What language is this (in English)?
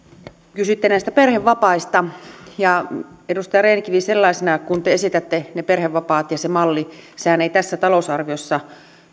Finnish